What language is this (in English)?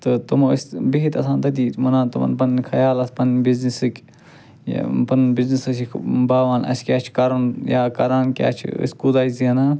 Kashmiri